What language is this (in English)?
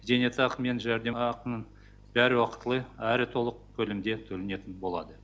Kazakh